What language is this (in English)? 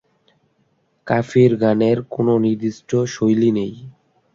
Bangla